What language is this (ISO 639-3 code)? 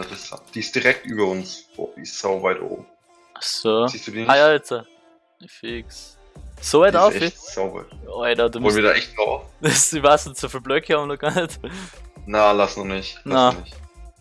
deu